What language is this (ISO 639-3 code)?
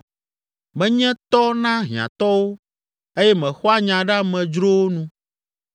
ewe